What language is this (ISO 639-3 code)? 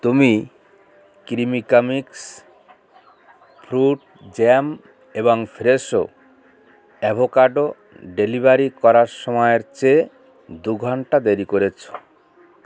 ben